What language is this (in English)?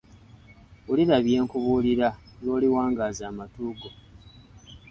Ganda